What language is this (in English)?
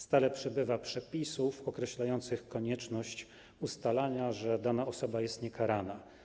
Polish